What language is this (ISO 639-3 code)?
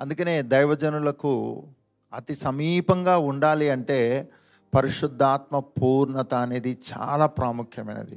tel